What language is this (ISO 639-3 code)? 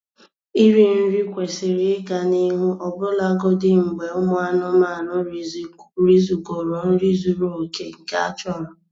ibo